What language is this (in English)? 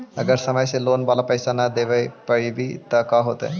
Magahi